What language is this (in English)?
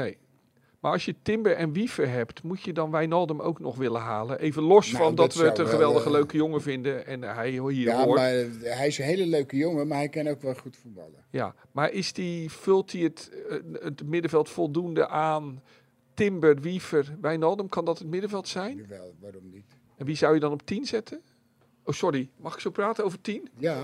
Dutch